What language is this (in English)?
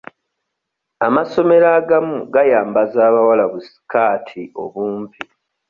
Ganda